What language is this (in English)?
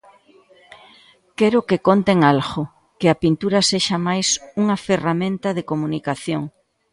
Galician